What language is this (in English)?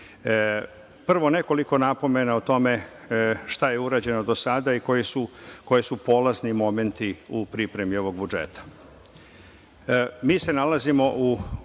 Serbian